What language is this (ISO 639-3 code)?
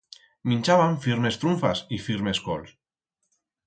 arg